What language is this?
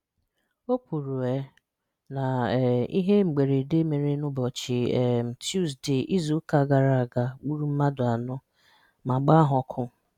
Igbo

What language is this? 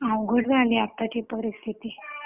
Marathi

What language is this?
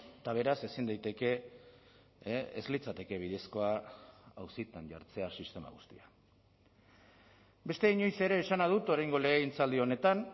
Basque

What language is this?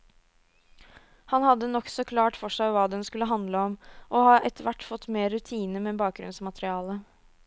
Norwegian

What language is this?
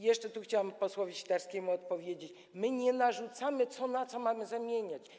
Polish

